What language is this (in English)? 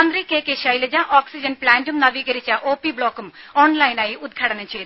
Malayalam